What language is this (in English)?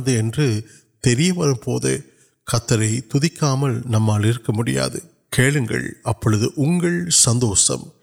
Urdu